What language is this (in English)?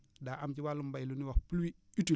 Wolof